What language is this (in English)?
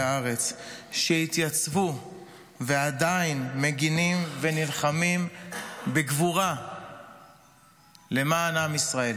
Hebrew